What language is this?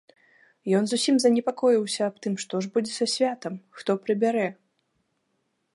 Belarusian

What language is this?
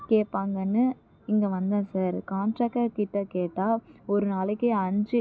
Tamil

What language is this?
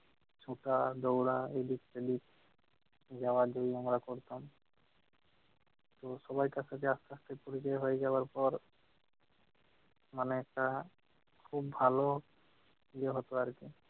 Bangla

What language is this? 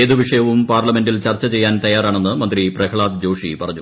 Malayalam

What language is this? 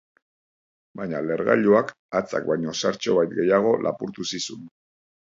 Basque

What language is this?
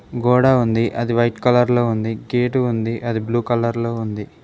Telugu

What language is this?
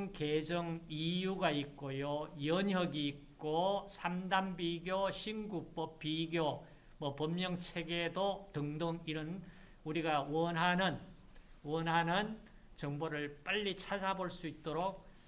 Korean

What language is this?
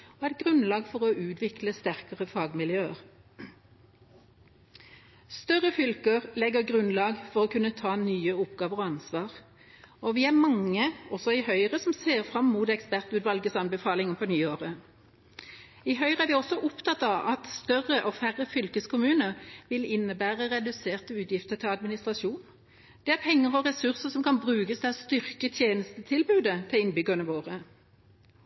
Norwegian Bokmål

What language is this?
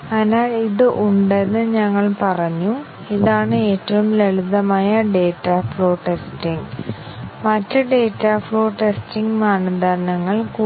Malayalam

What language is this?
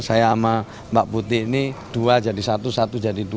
Indonesian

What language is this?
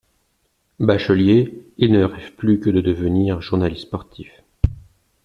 French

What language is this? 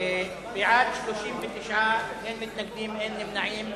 Hebrew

